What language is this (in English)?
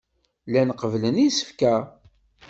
Kabyle